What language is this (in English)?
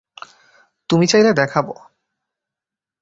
Bangla